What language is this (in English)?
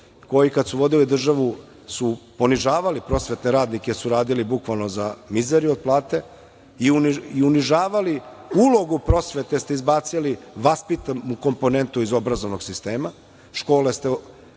Serbian